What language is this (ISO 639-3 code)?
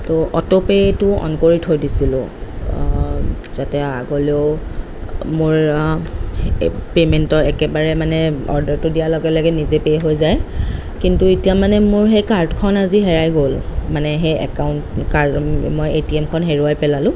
asm